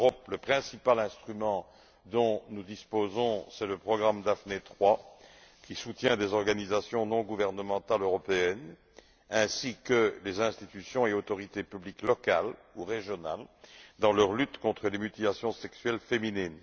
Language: French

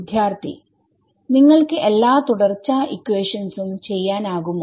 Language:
Malayalam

